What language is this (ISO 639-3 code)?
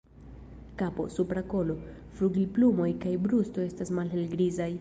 epo